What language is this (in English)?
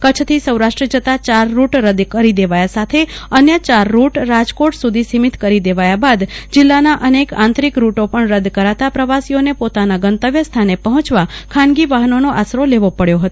Gujarati